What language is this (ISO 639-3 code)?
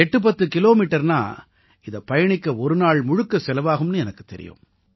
tam